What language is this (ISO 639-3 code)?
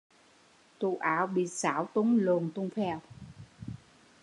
vie